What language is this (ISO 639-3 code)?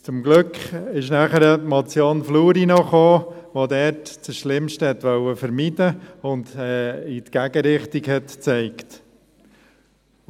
gsw